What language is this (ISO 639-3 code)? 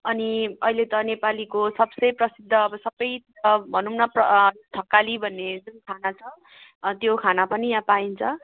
nep